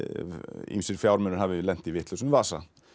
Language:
Icelandic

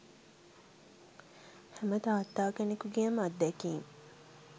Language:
Sinhala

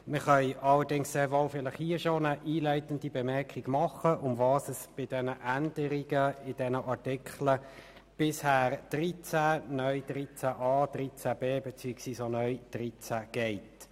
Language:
Swiss German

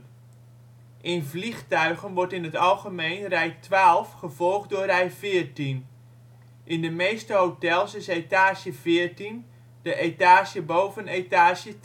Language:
Dutch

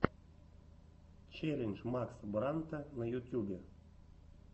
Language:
Russian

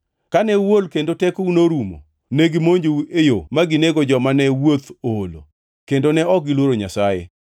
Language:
Luo (Kenya and Tanzania)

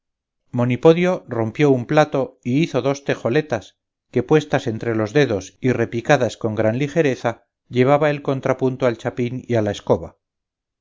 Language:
Spanish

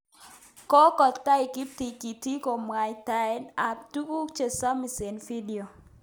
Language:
Kalenjin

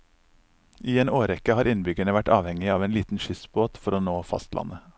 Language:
Norwegian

